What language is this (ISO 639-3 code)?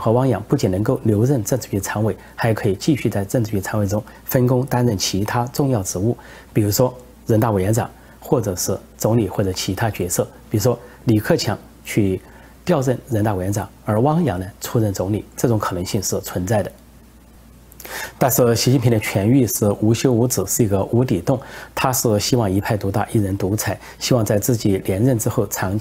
zho